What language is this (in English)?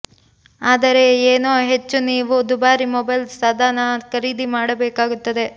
Kannada